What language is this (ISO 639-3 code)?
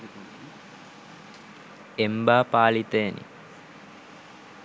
sin